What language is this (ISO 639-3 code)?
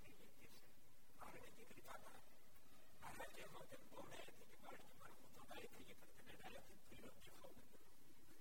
guj